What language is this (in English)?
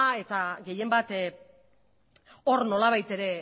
Basque